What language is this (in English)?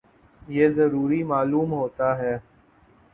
Urdu